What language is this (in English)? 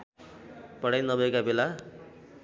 Nepali